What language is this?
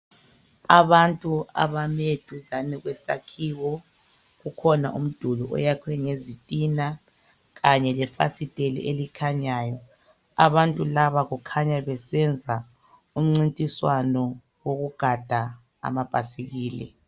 North Ndebele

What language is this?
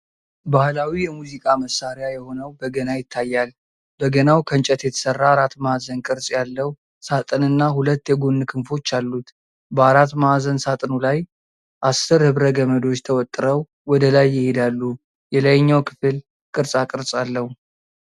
Amharic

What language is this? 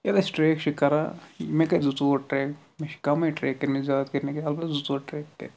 Kashmiri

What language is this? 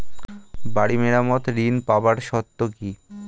Bangla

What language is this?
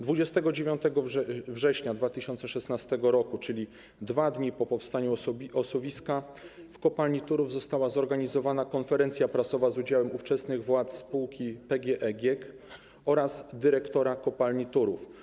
Polish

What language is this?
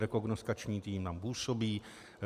Czech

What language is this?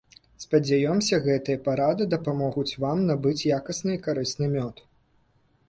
Belarusian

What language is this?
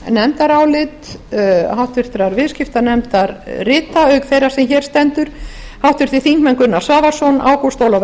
Icelandic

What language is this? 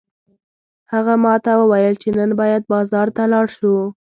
Pashto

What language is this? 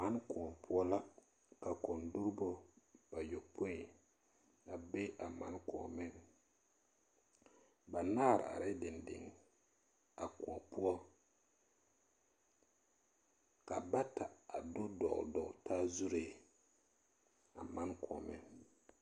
Southern Dagaare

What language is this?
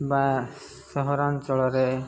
Odia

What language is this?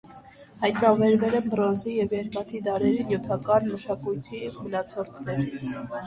Armenian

